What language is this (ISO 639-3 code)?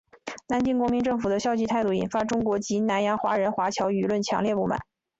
zho